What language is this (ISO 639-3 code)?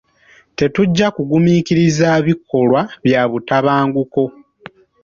lug